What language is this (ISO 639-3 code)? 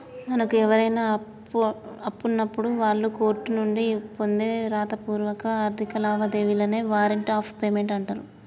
tel